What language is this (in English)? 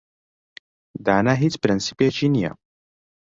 Central Kurdish